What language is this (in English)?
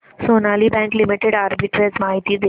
Marathi